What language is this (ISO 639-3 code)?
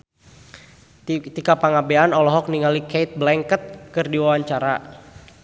sun